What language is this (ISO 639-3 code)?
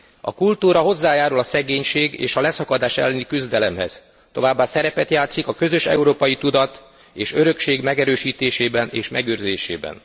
hun